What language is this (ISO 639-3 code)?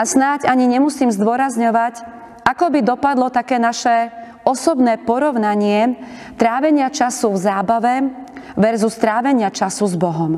slk